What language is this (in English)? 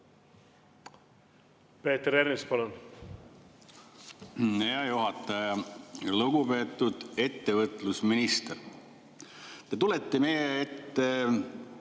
Estonian